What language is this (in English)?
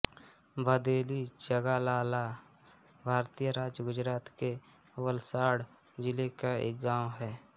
Hindi